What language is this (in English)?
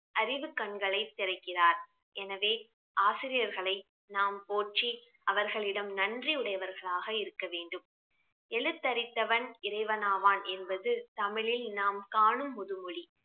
Tamil